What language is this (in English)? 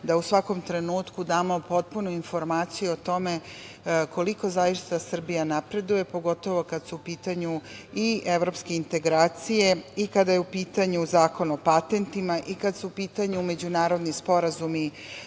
Serbian